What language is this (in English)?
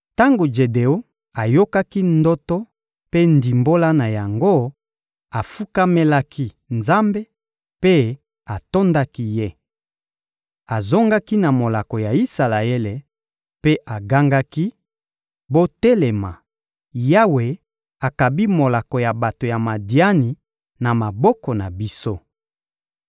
Lingala